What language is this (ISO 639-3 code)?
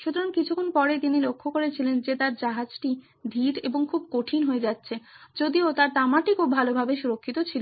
ben